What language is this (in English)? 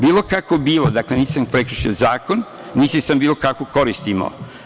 Serbian